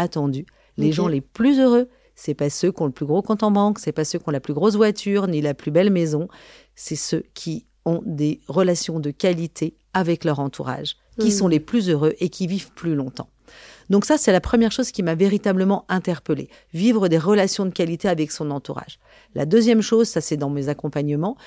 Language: French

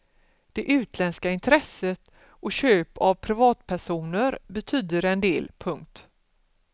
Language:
Swedish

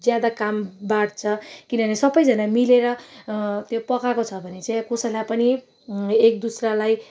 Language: Nepali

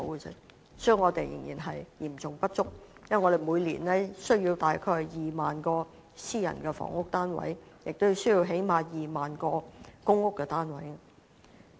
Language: Cantonese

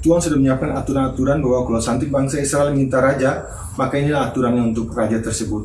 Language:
Indonesian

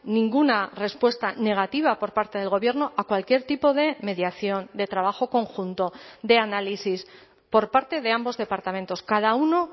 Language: Spanish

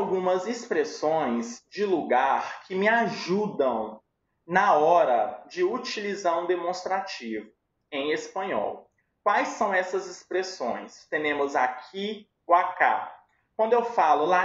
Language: Portuguese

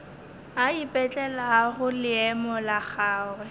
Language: Northern Sotho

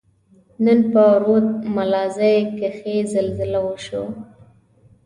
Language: Pashto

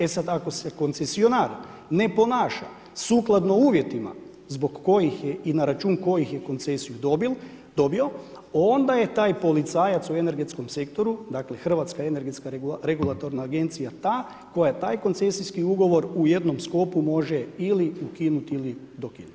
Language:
Croatian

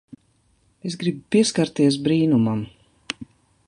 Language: Latvian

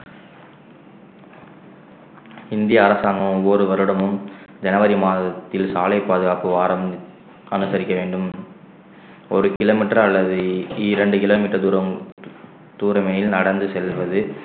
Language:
Tamil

